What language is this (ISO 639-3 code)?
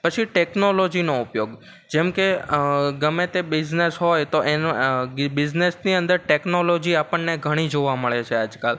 guj